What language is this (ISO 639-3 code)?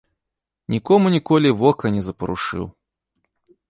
bel